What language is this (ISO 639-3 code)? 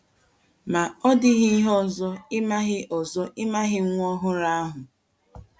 ibo